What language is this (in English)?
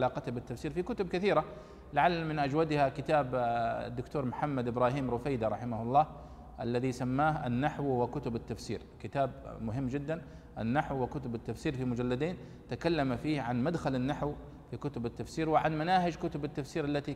Arabic